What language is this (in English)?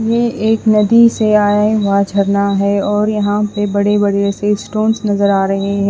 Hindi